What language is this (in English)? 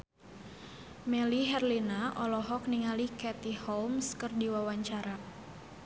Sundanese